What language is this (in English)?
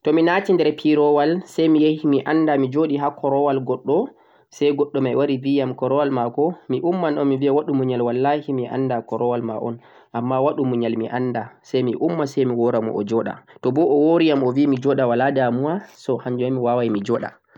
Central-Eastern Niger Fulfulde